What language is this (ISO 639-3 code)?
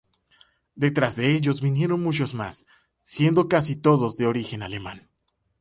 spa